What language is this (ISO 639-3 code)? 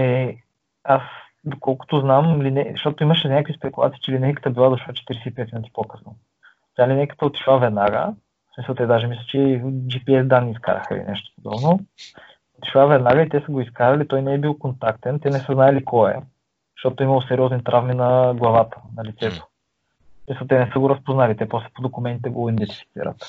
bul